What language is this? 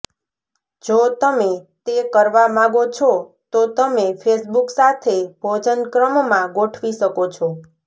Gujarati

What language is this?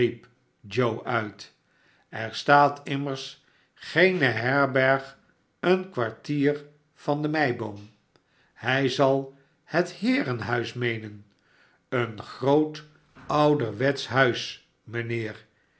Dutch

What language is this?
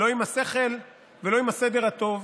Hebrew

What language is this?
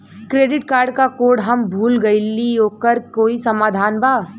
Bhojpuri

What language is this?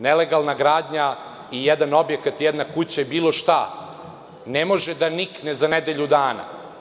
Serbian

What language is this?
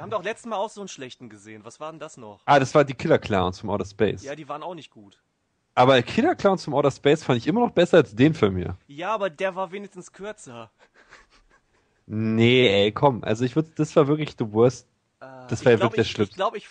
German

